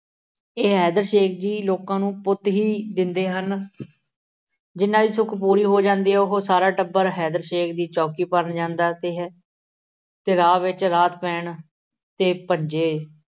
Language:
Punjabi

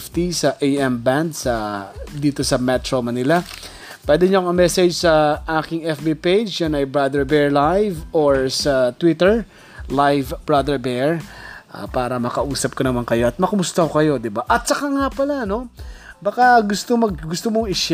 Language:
Filipino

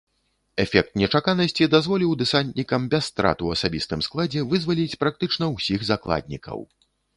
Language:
Belarusian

